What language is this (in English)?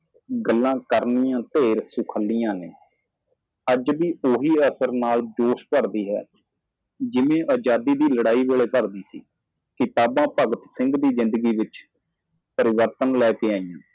Punjabi